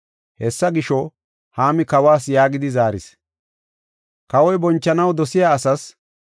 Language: Gofa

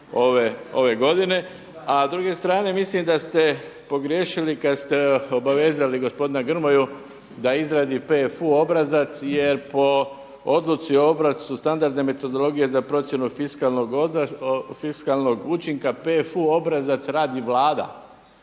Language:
Croatian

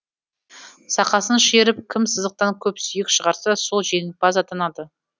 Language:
Kazakh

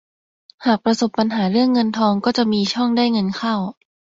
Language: Thai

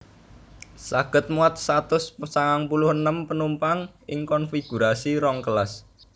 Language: Javanese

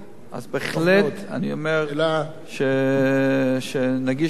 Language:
Hebrew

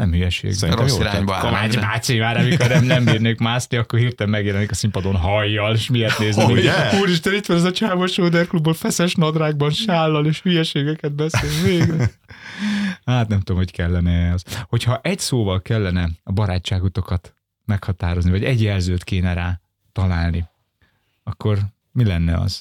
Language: Hungarian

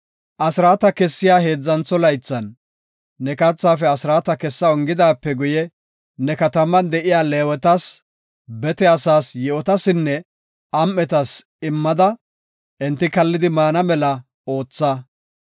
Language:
Gofa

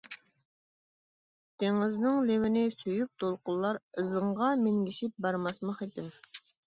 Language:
Uyghur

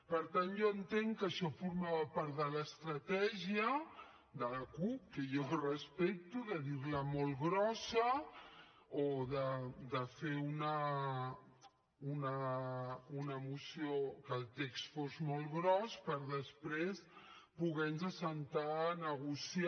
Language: Catalan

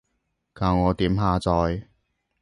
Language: Cantonese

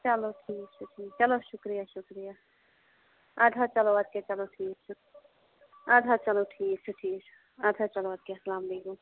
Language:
Kashmiri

